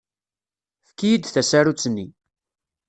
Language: Kabyle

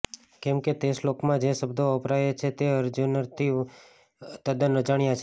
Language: Gujarati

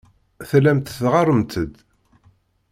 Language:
Kabyle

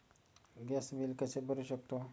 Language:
Marathi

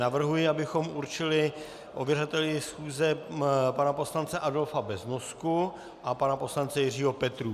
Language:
Czech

